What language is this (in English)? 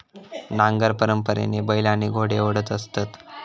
Marathi